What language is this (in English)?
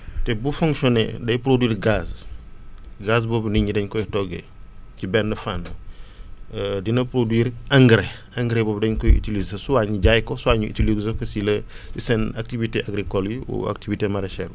Wolof